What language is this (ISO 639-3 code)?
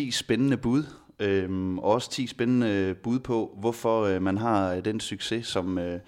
dan